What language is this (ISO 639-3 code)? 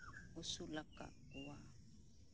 sat